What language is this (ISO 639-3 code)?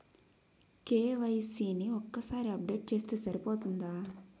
tel